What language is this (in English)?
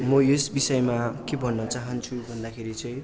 Nepali